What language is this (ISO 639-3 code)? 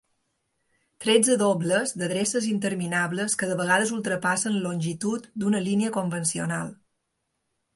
cat